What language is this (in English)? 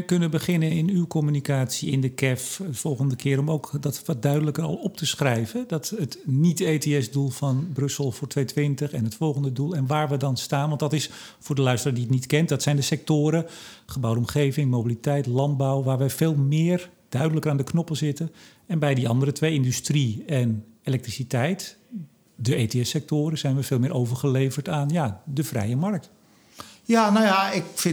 Dutch